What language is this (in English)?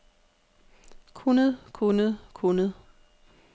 Danish